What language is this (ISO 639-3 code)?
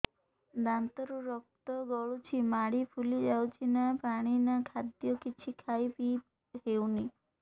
ori